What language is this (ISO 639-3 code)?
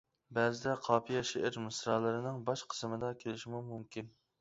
uig